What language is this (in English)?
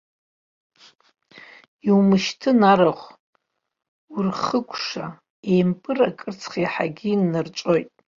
Abkhazian